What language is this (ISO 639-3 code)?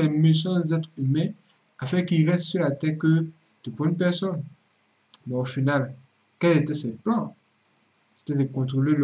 fra